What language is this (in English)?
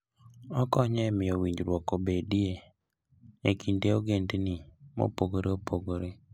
Luo (Kenya and Tanzania)